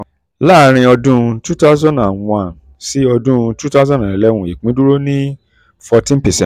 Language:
Yoruba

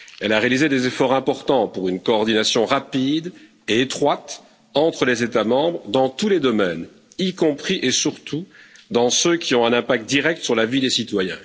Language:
French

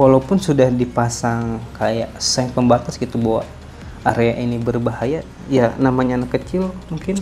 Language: Indonesian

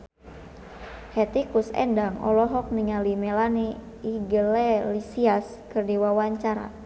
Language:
Sundanese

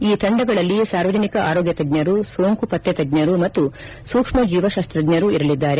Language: Kannada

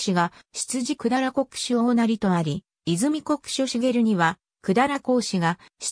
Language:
Japanese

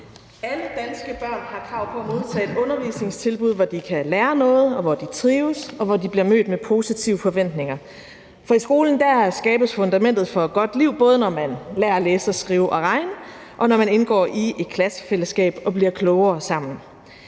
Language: Danish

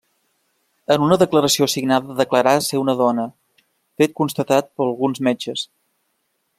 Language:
Catalan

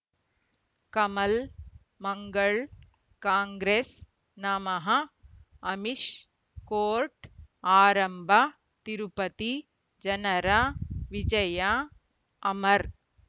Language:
Kannada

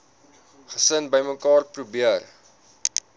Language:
Afrikaans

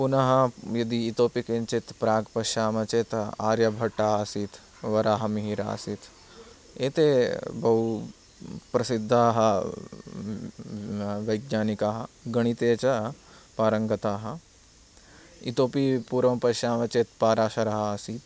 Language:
Sanskrit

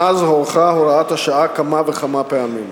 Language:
Hebrew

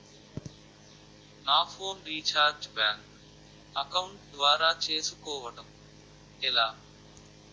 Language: Telugu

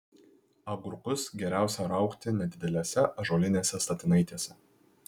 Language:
Lithuanian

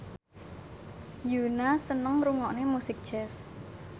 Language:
Javanese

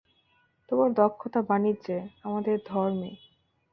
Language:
Bangla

